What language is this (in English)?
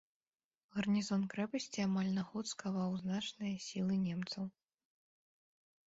Belarusian